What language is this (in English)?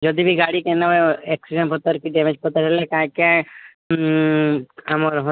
Odia